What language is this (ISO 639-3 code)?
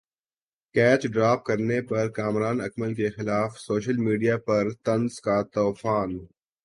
urd